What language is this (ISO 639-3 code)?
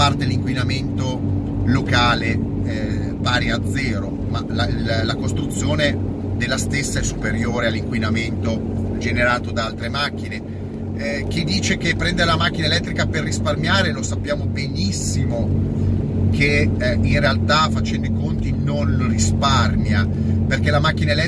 ita